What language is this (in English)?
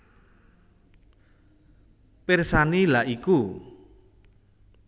Javanese